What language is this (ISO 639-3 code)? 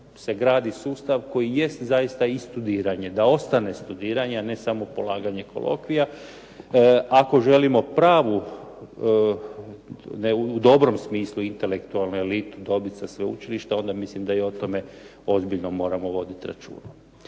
hrv